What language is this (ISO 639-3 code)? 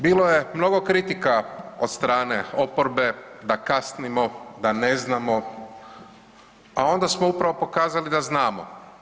hrv